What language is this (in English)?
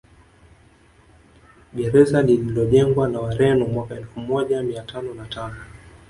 Swahili